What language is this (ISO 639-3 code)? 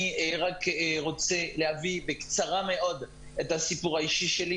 heb